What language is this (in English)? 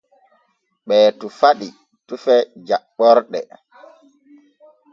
Borgu Fulfulde